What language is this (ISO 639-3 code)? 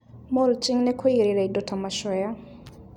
kik